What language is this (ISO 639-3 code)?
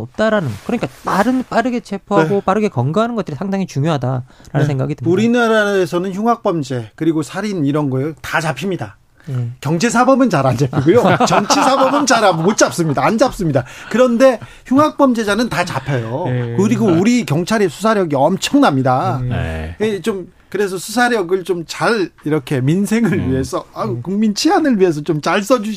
kor